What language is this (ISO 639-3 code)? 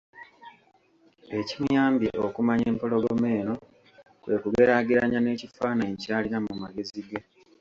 lug